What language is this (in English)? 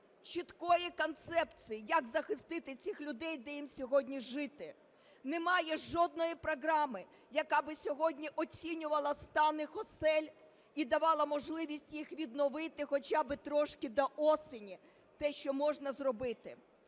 Ukrainian